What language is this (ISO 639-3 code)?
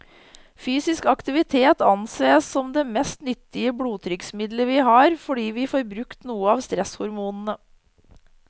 nor